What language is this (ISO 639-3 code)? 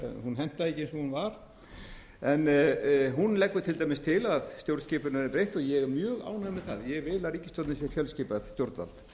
isl